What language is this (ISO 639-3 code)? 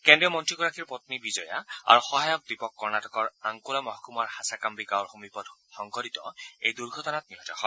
asm